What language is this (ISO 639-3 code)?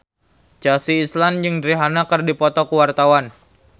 sun